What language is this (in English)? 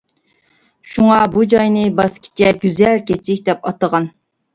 Uyghur